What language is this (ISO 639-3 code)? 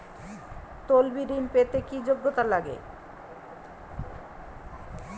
ben